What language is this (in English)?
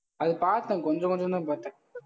Tamil